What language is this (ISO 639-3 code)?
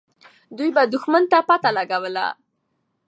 pus